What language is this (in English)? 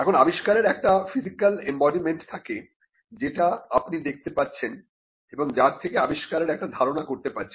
Bangla